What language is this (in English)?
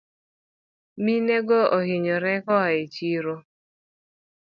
Luo (Kenya and Tanzania)